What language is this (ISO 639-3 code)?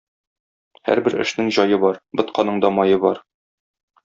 tat